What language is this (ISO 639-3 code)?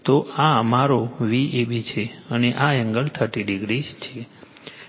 guj